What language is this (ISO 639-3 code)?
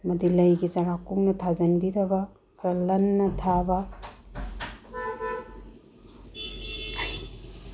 mni